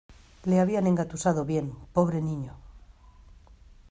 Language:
Spanish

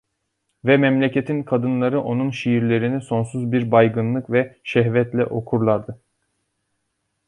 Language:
Turkish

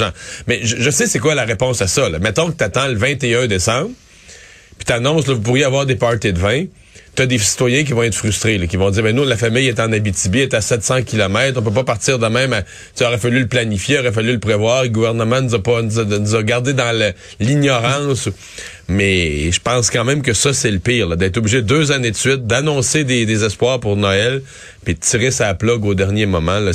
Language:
French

